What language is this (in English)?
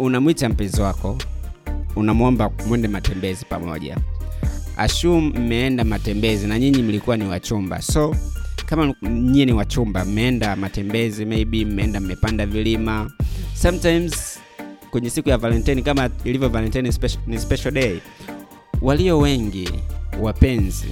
Swahili